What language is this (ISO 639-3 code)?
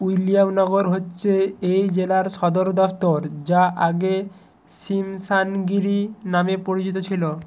ben